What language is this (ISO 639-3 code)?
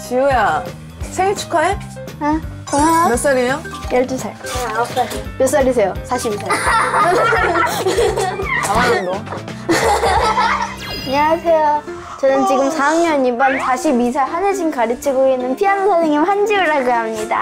kor